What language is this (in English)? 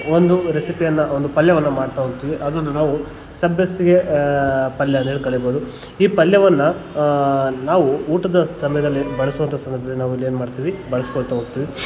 Kannada